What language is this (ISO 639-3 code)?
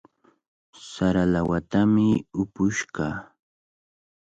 qvl